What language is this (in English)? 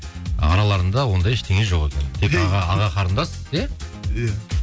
Kazakh